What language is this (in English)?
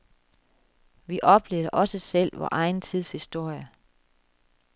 Danish